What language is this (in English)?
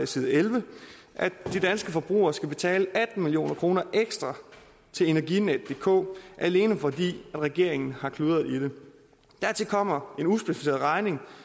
Danish